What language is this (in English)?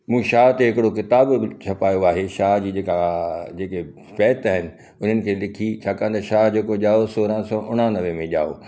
Sindhi